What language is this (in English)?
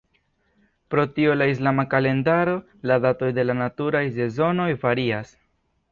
Esperanto